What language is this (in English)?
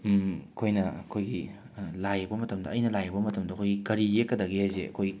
Manipuri